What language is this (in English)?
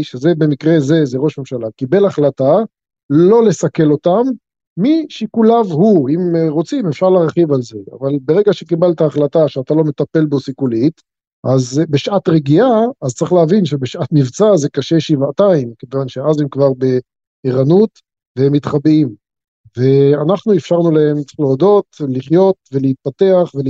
Hebrew